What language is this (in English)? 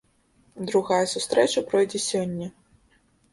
Belarusian